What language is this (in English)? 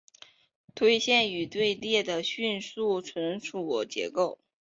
Chinese